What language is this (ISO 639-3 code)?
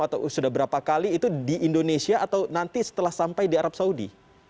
ind